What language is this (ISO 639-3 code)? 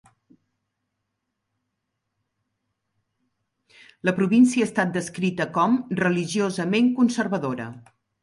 cat